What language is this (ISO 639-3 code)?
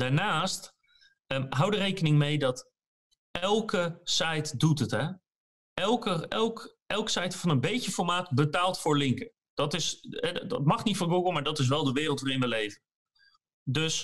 nld